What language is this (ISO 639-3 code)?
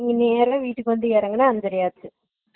tam